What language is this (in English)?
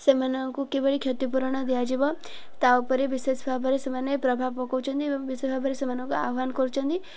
Odia